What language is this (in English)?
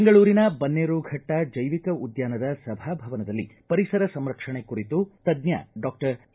Kannada